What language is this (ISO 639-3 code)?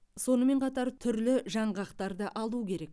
kaz